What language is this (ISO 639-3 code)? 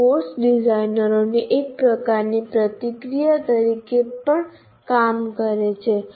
guj